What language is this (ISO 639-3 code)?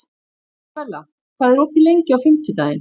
isl